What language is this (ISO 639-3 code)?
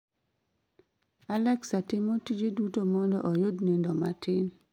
luo